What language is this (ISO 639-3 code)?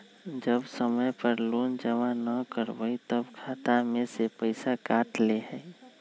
mag